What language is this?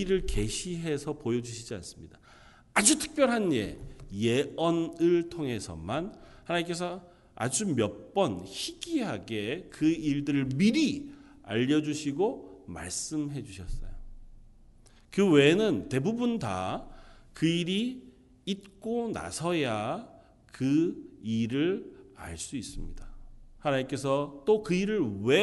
Korean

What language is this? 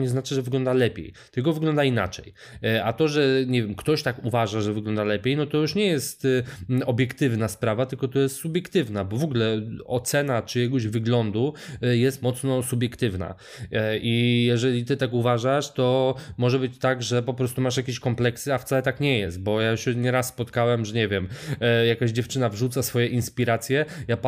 Polish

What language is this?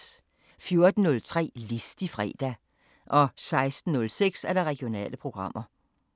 Danish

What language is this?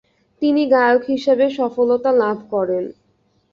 Bangla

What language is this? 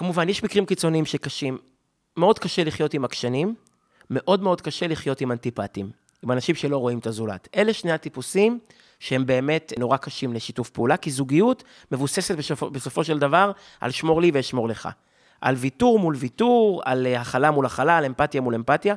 Hebrew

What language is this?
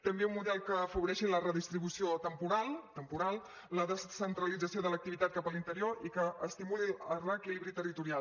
Catalan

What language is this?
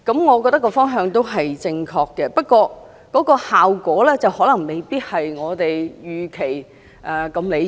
Cantonese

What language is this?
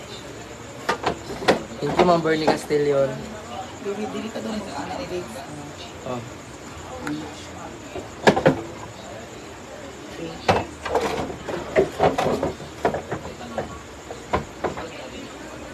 Filipino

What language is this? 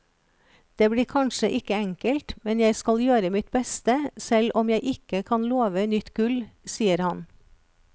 Norwegian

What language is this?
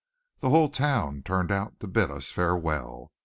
English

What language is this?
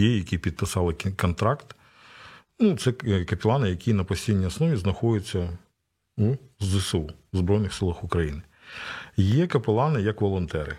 Ukrainian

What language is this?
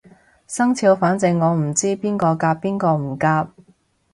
Cantonese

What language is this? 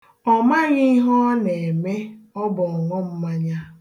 Igbo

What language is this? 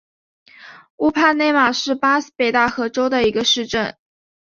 Chinese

